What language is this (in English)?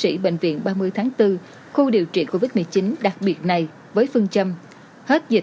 Vietnamese